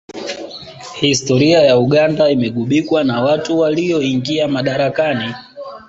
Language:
Swahili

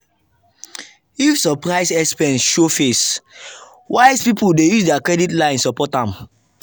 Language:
Nigerian Pidgin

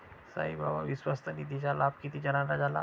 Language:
Marathi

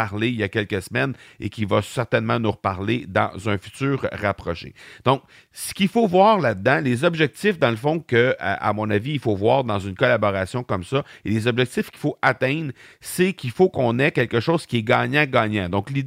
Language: French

